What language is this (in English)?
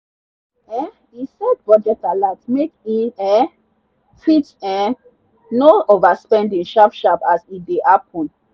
Nigerian Pidgin